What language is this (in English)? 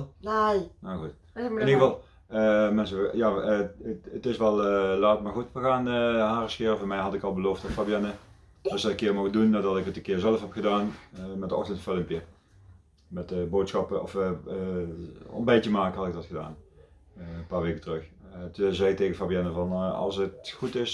Dutch